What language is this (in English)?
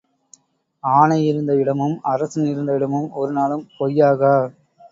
Tamil